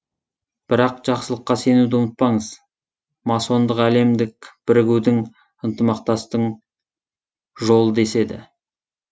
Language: Kazakh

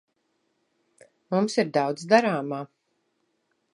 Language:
Latvian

